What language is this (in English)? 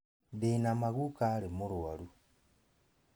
Kikuyu